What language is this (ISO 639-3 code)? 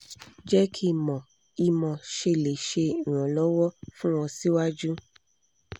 yor